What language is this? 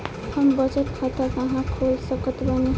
Bhojpuri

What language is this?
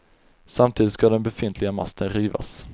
Swedish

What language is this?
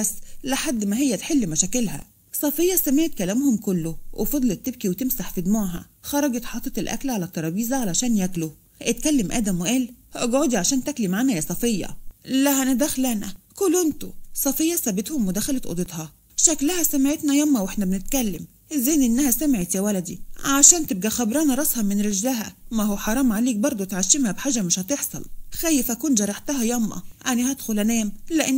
Arabic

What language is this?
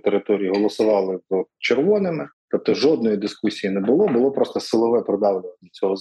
Ukrainian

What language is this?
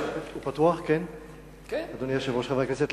Hebrew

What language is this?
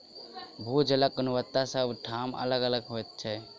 Maithili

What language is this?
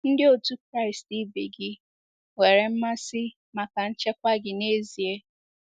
Igbo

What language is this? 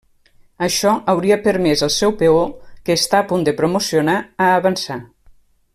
Catalan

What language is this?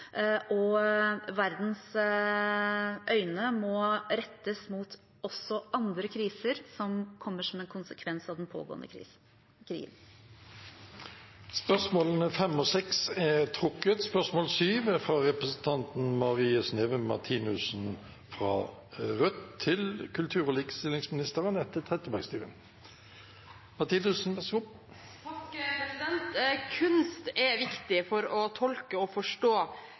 Norwegian Bokmål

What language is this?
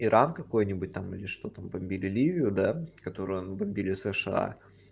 Russian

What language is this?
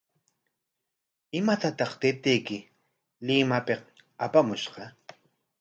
Corongo Ancash Quechua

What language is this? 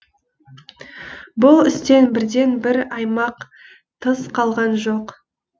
Kazakh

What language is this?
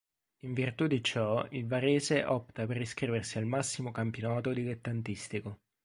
Italian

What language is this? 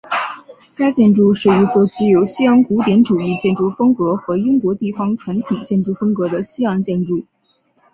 Chinese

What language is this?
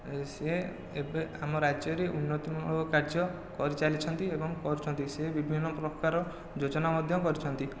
Odia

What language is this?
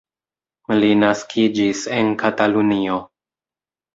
Esperanto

